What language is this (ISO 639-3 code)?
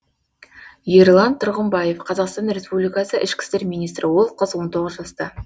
kaz